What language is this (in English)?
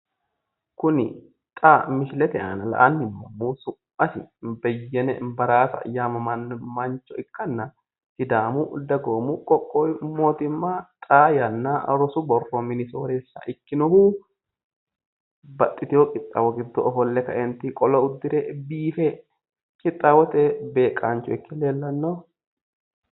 Sidamo